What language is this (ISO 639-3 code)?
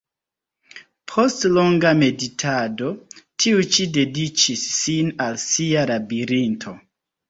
epo